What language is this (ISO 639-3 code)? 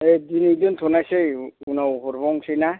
brx